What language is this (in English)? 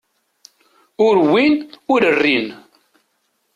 Kabyle